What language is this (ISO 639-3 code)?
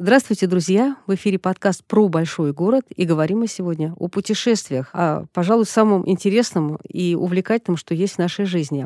rus